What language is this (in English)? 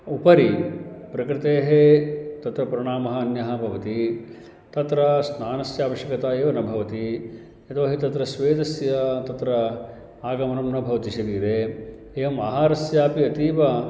Sanskrit